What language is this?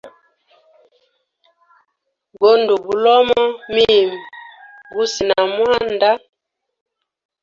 Hemba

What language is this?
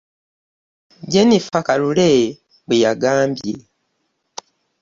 Ganda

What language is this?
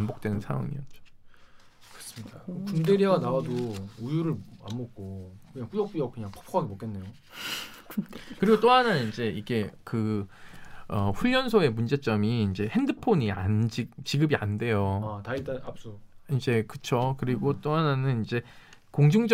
Korean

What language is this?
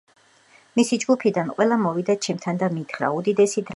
Georgian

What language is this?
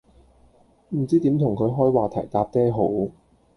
Cantonese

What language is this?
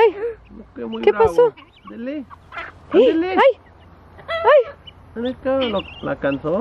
Spanish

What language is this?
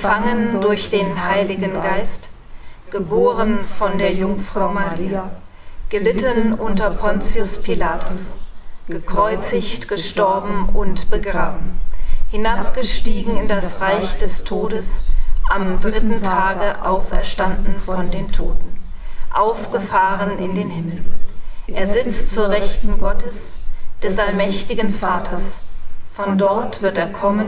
German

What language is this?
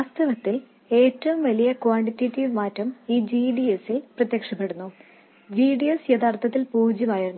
Malayalam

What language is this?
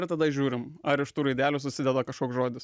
Lithuanian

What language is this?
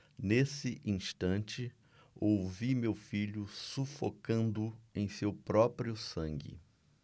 Portuguese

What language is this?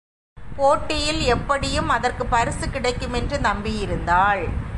Tamil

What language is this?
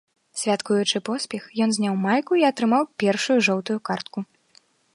Belarusian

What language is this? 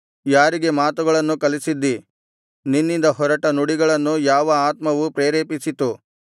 Kannada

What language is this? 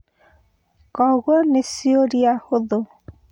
Kikuyu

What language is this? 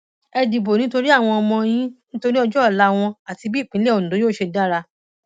Yoruba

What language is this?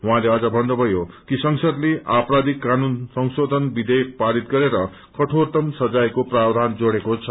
Nepali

